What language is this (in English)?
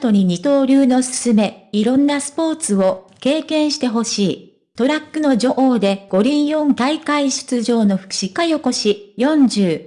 Japanese